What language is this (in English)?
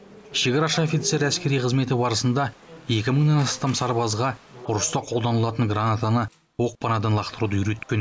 Kazakh